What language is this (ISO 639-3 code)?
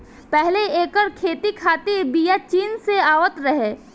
bho